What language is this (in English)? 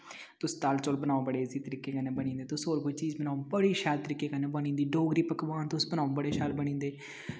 Dogri